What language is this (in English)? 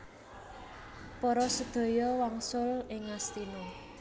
Javanese